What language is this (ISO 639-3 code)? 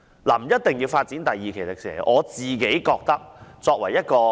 yue